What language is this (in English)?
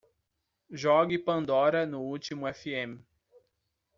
Portuguese